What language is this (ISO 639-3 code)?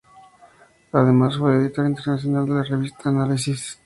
spa